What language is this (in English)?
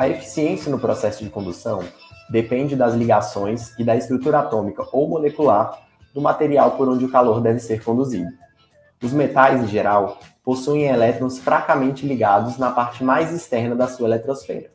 Portuguese